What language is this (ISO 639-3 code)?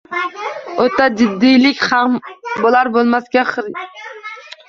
uzb